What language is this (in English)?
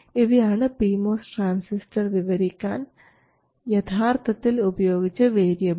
Malayalam